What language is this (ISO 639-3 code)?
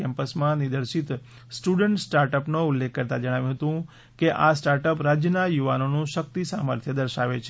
guj